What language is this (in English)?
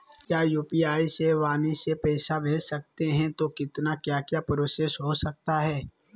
Magahi